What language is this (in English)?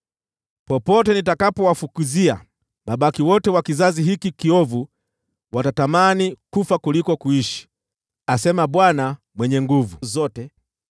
Swahili